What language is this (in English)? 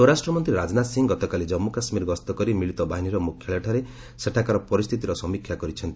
Odia